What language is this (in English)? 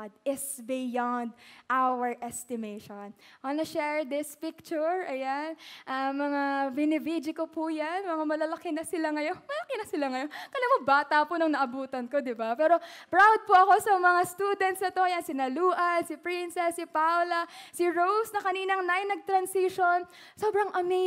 Filipino